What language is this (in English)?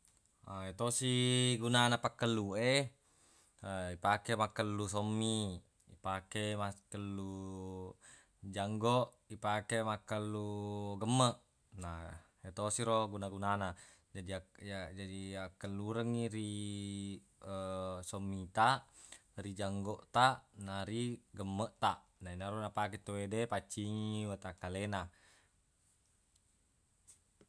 Buginese